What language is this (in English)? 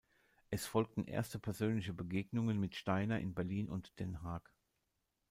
German